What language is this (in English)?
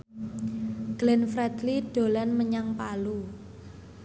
Javanese